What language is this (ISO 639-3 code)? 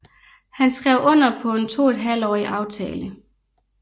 dan